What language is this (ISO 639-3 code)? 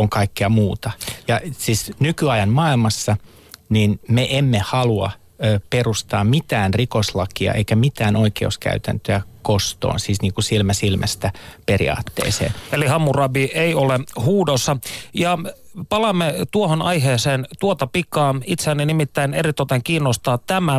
fin